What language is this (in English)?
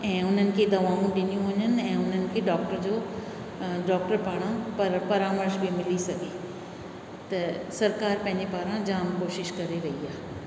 Sindhi